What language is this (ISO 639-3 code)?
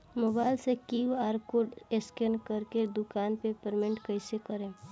bho